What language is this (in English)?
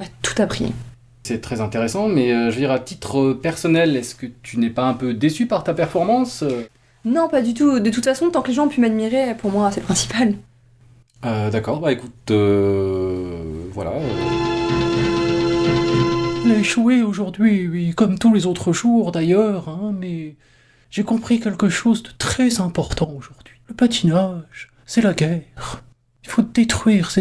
French